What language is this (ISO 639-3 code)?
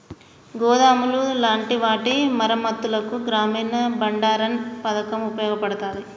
tel